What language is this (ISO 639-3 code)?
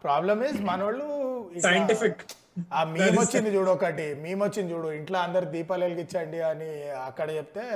tel